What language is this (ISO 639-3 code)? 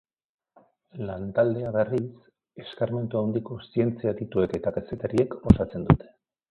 eus